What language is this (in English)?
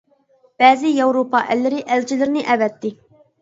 Uyghur